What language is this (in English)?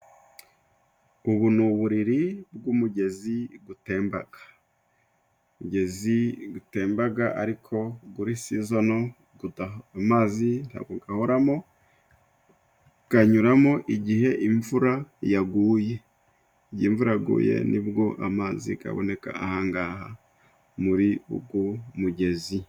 Kinyarwanda